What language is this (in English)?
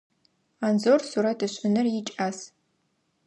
Adyghe